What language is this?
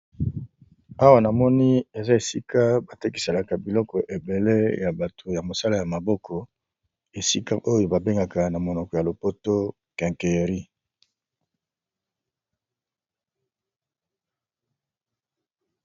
Lingala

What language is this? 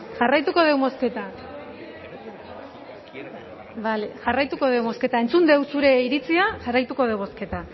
Basque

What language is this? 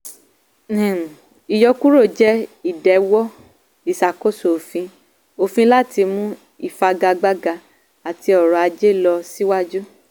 Yoruba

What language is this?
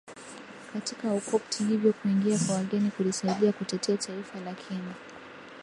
Swahili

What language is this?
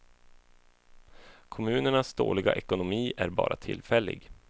Swedish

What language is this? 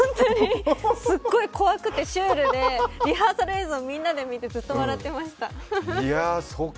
Japanese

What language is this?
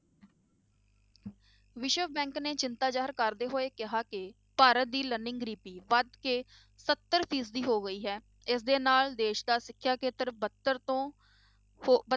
Punjabi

